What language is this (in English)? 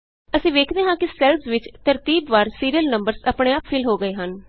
Punjabi